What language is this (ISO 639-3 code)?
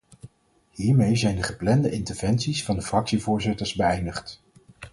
nld